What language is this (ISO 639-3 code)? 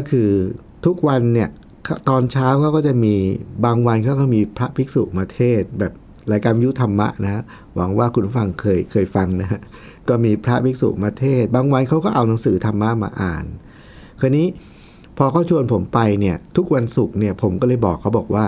tha